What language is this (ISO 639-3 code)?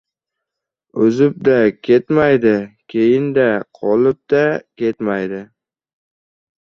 uzb